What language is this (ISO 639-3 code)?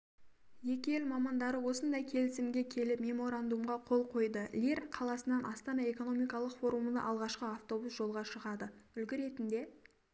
kaz